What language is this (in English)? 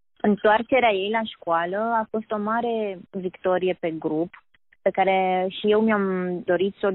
Romanian